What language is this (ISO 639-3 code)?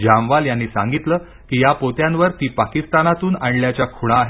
mar